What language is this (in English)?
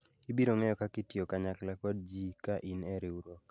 Luo (Kenya and Tanzania)